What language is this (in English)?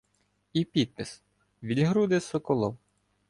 Ukrainian